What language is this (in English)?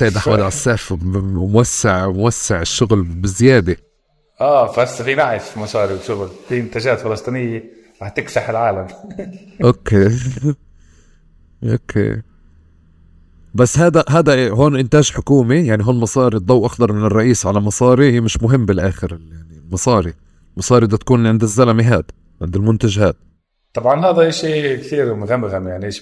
Arabic